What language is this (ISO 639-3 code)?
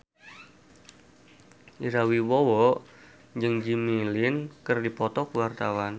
sun